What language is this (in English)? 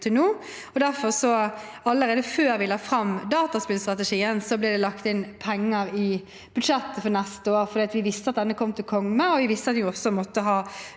Norwegian